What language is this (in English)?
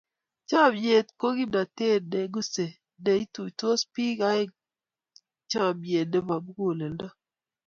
Kalenjin